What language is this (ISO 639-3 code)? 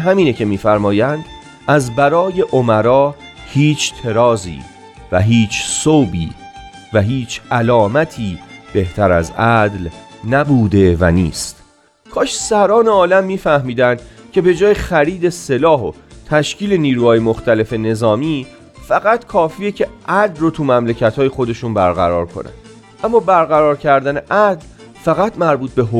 fas